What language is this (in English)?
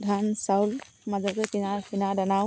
Assamese